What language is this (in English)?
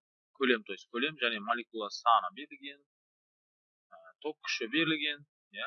Turkish